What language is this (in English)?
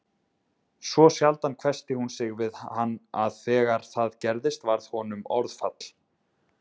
Icelandic